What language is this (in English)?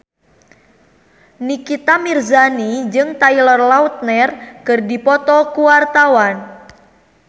Sundanese